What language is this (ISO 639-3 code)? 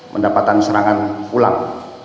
ind